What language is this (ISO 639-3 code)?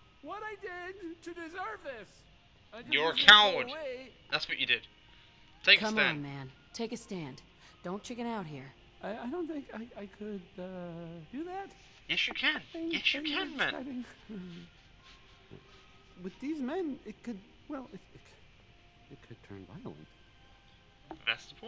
eng